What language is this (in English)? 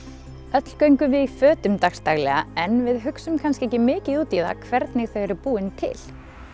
Icelandic